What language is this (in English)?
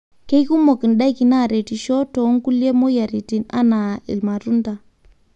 Masai